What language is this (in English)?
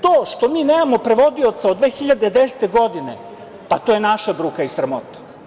Serbian